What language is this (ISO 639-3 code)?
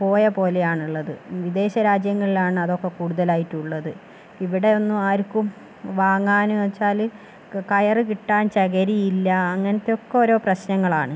mal